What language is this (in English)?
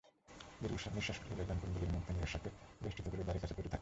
Bangla